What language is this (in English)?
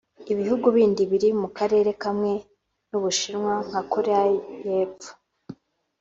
Kinyarwanda